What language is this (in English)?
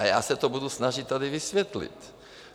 Czech